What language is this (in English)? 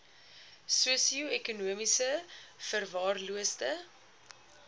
Afrikaans